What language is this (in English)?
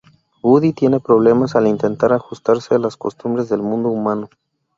Spanish